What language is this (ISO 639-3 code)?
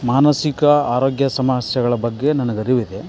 kan